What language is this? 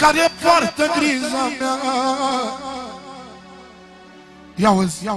Romanian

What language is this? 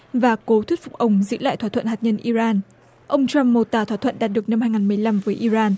Vietnamese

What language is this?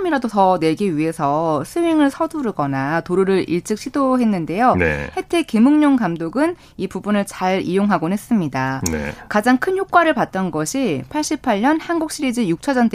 Korean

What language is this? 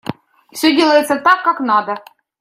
Russian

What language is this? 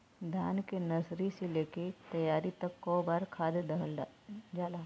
Bhojpuri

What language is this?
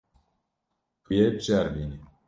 Kurdish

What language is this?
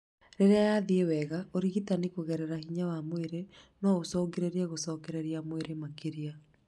Kikuyu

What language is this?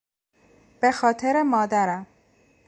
Persian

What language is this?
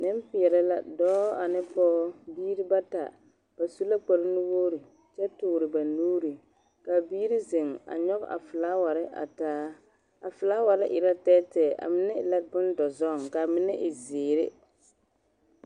Southern Dagaare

